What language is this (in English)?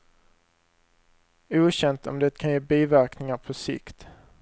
Swedish